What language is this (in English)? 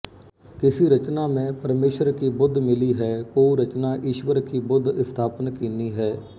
Punjabi